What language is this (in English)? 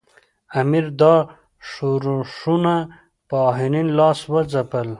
Pashto